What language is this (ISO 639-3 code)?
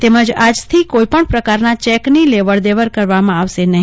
guj